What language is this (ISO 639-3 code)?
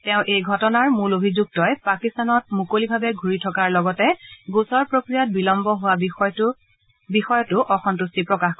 asm